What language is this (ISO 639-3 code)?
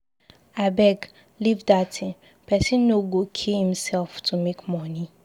pcm